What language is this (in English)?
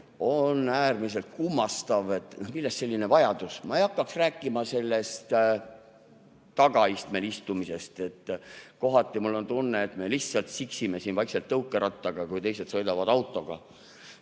Estonian